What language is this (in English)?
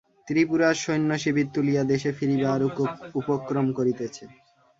Bangla